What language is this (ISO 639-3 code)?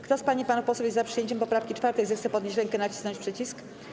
pol